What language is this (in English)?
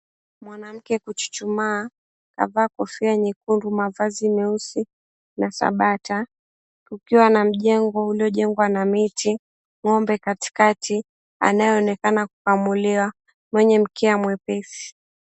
Swahili